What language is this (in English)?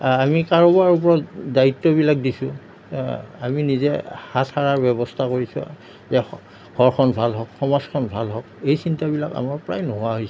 Assamese